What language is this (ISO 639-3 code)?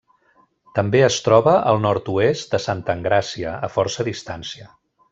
cat